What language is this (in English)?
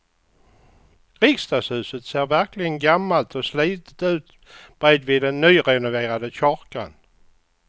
Swedish